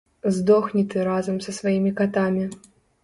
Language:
Belarusian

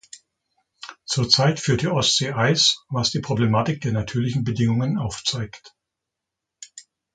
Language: German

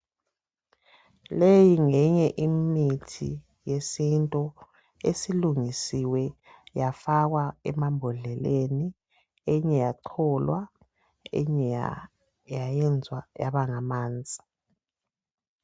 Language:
North Ndebele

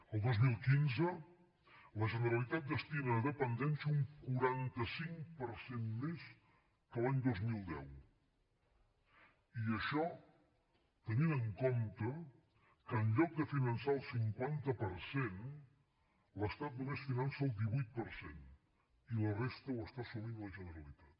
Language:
Catalan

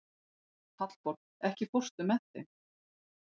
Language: Icelandic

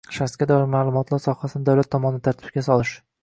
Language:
Uzbek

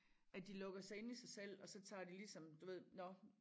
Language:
Danish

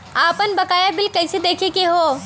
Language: Bhojpuri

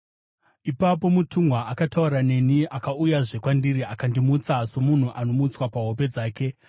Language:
Shona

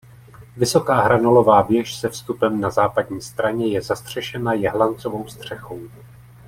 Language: Czech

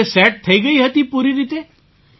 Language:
Gujarati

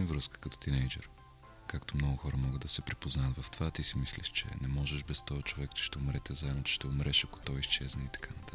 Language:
Bulgarian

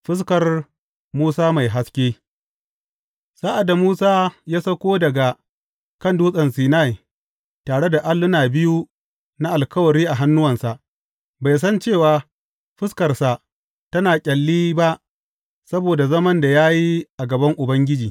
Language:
Hausa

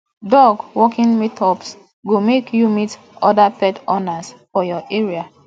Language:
Nigerian Pidgin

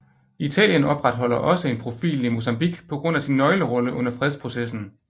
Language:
Danish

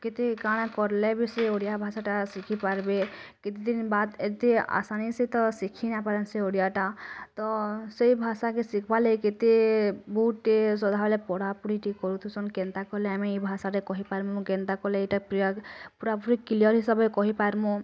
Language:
Odia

